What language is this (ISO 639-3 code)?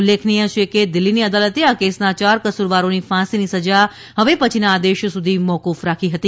guj